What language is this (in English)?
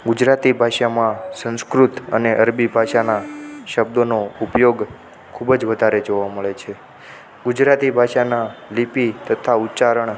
Gujarati